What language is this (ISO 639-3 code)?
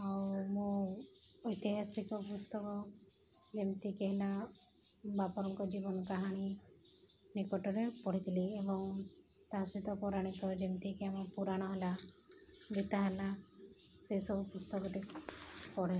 ori